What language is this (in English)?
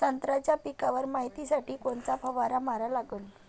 Marathi